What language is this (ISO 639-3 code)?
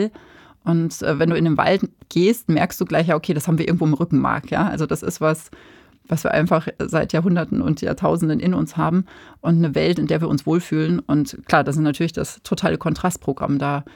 deu